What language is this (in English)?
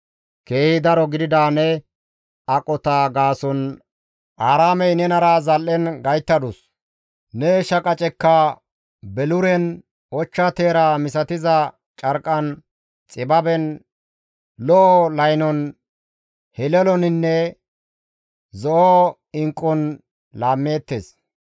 Gamo